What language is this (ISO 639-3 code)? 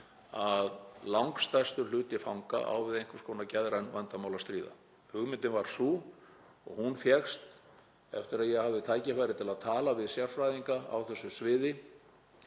isl